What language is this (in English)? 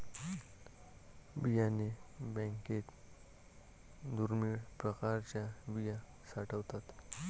Marathi